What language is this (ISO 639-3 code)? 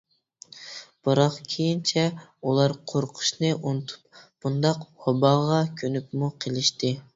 uig